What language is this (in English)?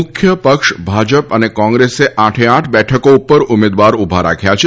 Gujarati